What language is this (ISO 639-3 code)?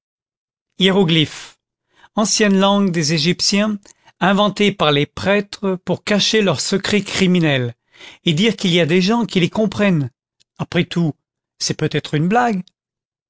fra